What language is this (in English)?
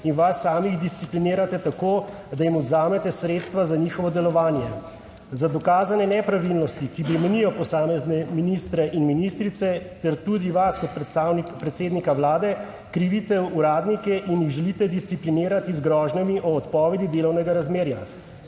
Slovenian